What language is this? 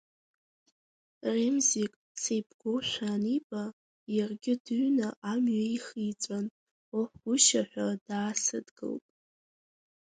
Abkhazian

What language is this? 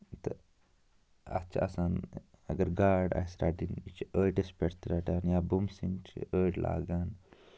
Kashmiri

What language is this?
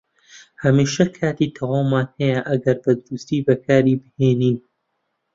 Central Kurdish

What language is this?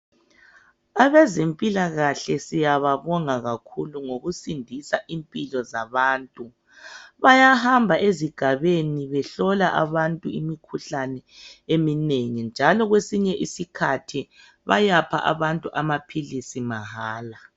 North Ndebele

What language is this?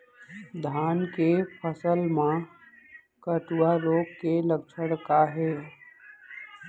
Chhattisgarhi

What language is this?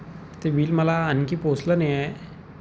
Marathi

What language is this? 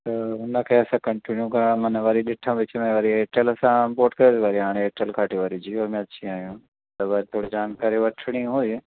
Sindhi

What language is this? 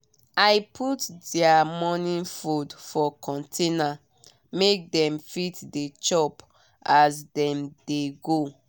Nigerian Pidgin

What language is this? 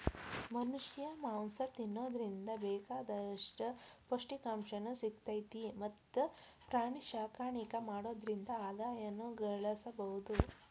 Kannada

